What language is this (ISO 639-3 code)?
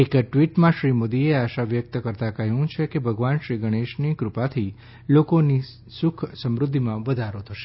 guj